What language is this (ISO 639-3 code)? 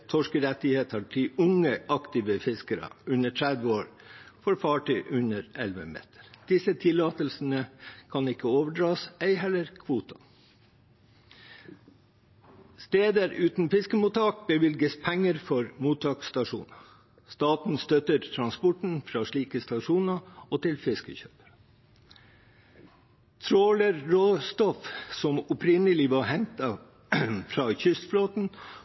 nob